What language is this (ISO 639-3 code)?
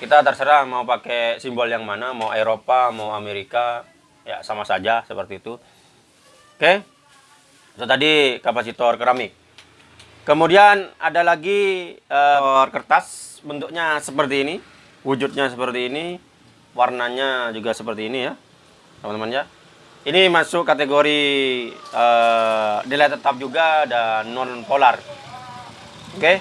ind